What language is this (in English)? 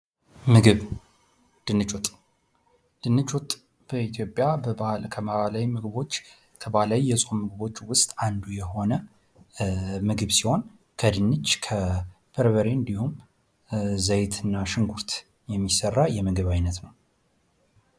Amharic